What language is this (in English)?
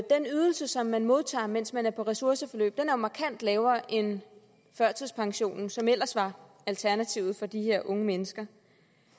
Danish